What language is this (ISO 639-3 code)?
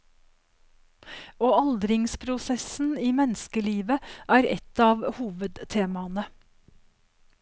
nor